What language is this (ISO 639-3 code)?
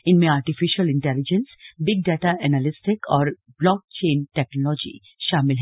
hin